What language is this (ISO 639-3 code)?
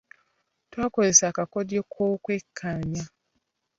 lug